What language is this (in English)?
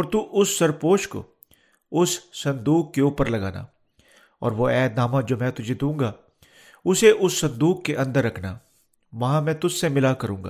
Urdu